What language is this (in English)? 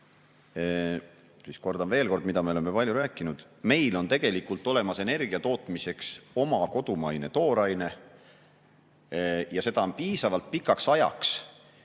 Estonian